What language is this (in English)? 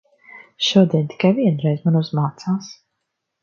Latvian